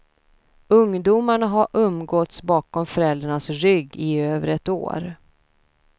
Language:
Swedish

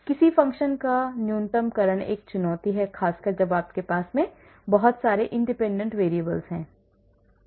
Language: Hindi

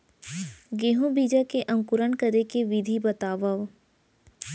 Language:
Chhattisgarhi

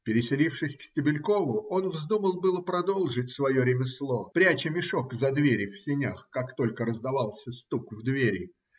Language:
Russian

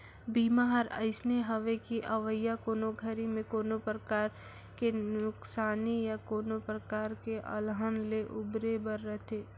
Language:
Chhattisgarhi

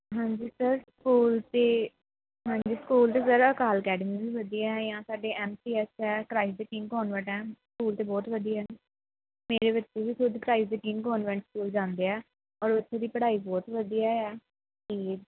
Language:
Punjabi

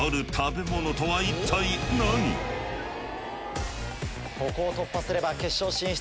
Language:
Japanese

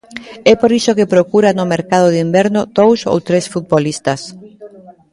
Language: Galician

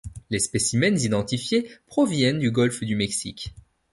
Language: French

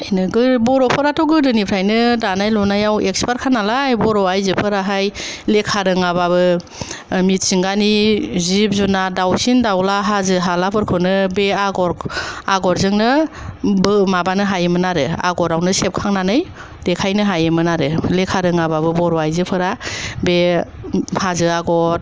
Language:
Bodo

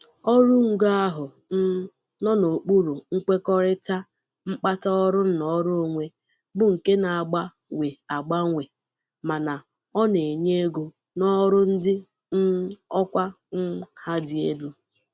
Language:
Igbo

